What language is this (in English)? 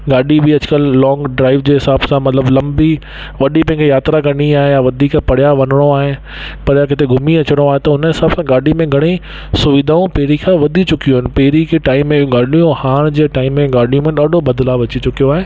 Sindhi